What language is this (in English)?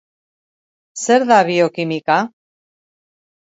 Basque